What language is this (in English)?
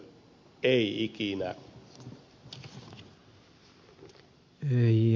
Finnish